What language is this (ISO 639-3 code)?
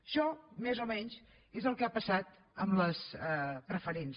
cat